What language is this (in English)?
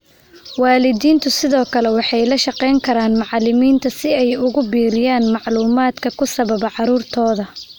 Somali